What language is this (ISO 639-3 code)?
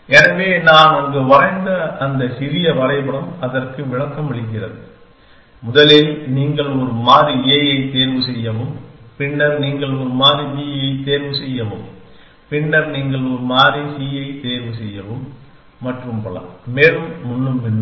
tam